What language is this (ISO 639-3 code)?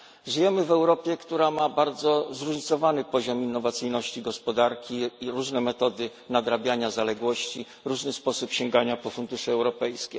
pol